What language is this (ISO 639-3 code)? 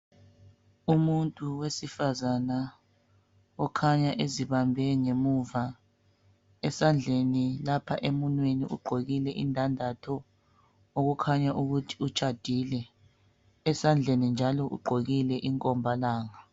nde